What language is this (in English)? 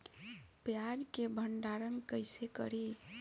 Bhojpuri